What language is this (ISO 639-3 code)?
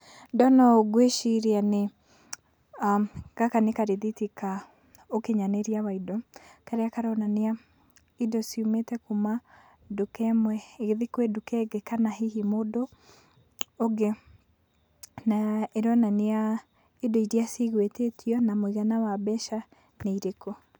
kik